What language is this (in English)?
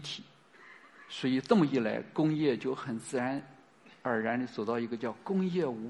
Chinese